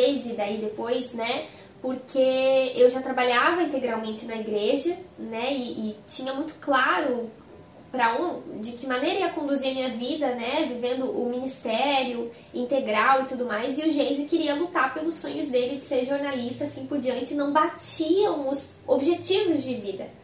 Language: Portuguese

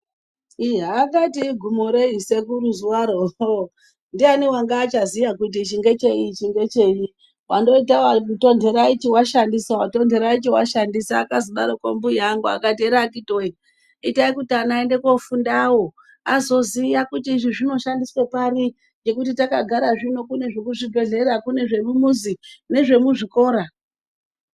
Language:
Ndau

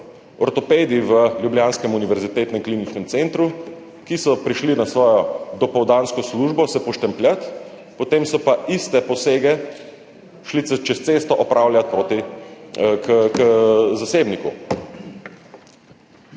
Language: Slovenian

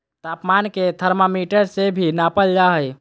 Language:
Magahi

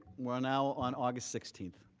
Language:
English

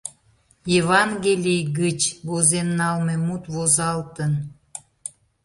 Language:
Mari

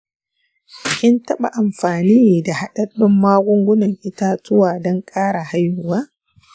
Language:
Hausa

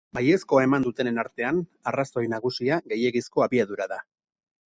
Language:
Basque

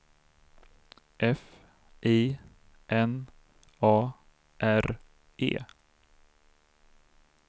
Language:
Swedish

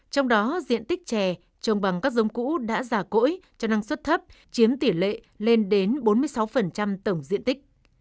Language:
Vietnamese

